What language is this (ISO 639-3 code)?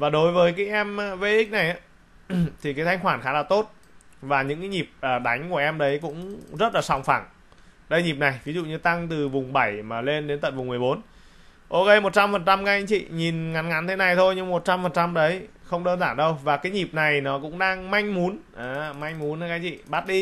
vie